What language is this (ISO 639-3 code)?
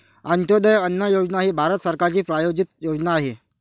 mar